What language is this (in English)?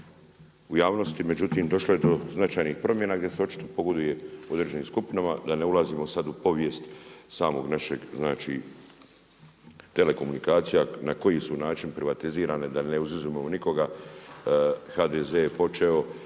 Croatian